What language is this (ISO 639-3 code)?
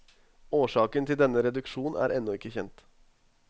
nor